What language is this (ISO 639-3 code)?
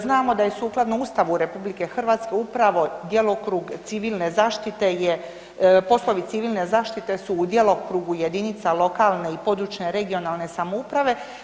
hrv